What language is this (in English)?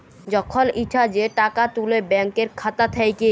Bangla